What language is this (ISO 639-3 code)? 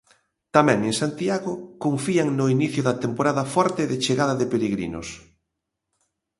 glg